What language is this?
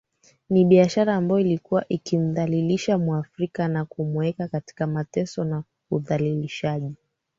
Swahili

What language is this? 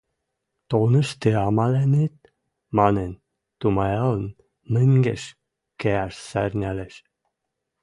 Western Mari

